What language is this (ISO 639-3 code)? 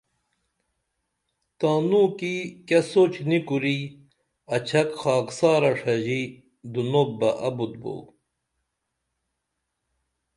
dml